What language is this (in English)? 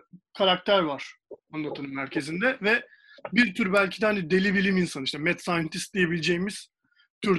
Turkish